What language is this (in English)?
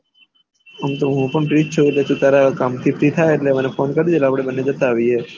Gujarati